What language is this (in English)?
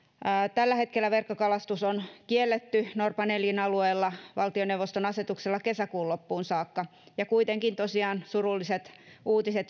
Finnish